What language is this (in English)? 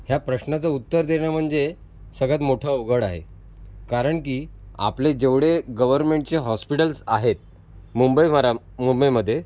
Marathi